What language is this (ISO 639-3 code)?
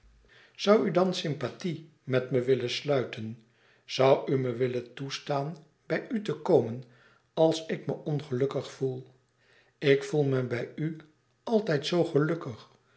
nld